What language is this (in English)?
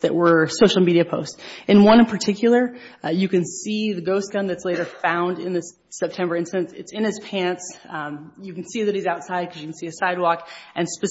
English